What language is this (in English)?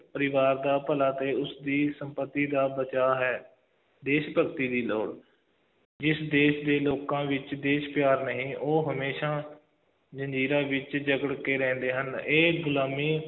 Punjabi